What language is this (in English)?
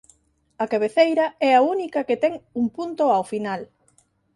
Galician